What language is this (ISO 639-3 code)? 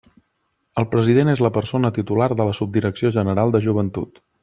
cat